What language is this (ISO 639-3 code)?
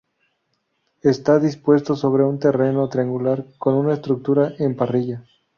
spa